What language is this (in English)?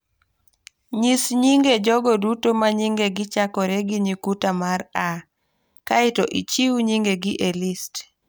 Luo (Kenya and Tanzania)